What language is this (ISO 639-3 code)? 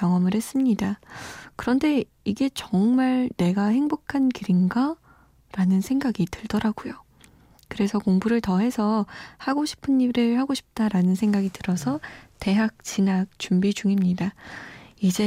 kor